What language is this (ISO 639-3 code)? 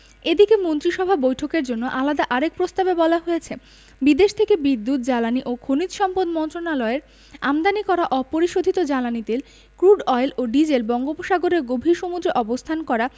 ben